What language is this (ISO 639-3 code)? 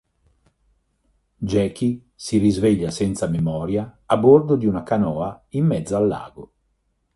ita